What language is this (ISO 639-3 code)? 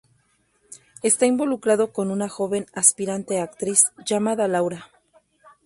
spa